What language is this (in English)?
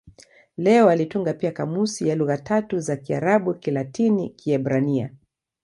Swahili